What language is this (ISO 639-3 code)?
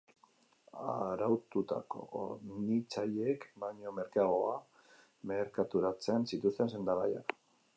eus